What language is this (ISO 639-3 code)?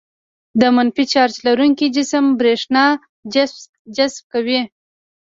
pus